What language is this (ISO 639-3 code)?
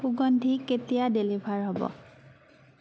asm